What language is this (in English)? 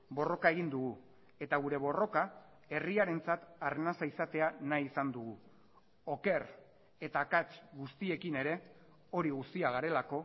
Basque